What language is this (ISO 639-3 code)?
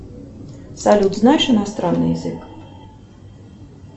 rus